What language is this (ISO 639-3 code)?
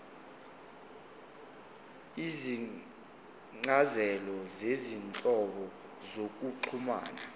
zul